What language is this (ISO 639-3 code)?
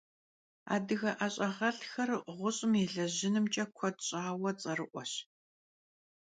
kbd